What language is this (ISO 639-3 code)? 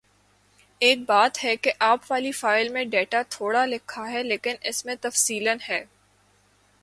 urd